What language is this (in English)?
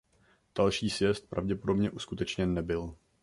Czech